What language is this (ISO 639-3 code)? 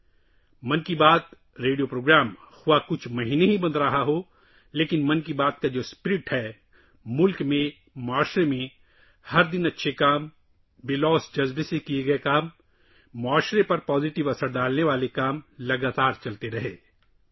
urd